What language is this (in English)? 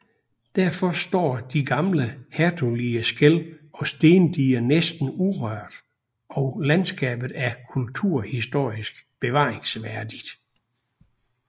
Danish